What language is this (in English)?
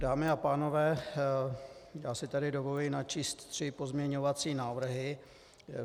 Czech